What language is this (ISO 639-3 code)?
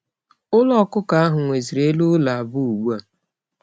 ibo